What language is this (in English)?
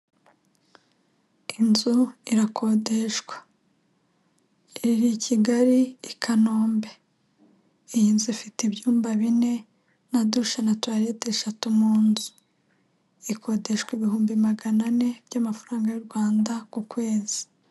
Kinyarwanda